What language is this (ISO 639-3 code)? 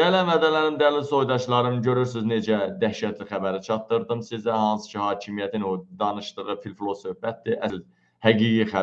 tur